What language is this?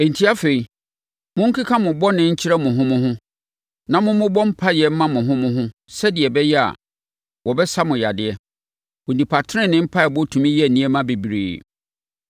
Akan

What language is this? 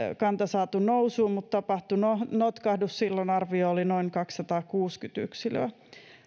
Finnish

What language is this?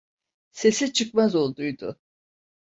Turkish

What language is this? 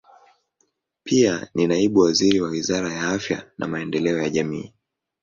Swahili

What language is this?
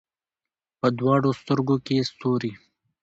Pashto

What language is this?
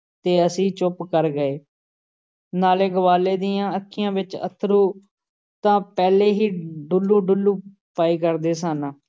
Punjabi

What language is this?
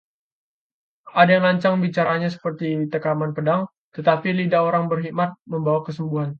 Indonesian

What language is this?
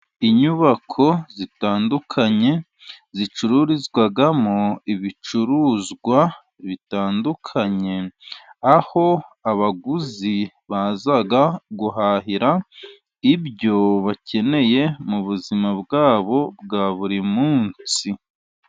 Kinyarwanda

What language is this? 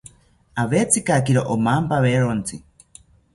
South Ucayali Ashéninka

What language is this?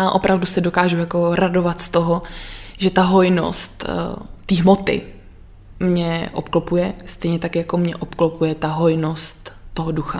Czech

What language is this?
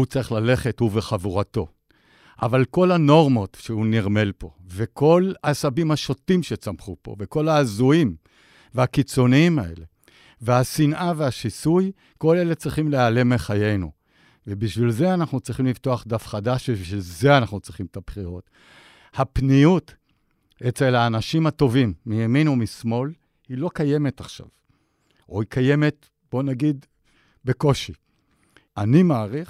Hebrew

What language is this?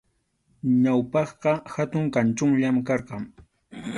Arequipa-La Unión Quechua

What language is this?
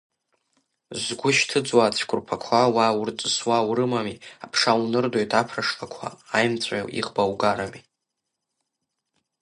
Abkhazian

